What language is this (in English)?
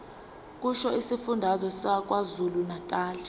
Zulu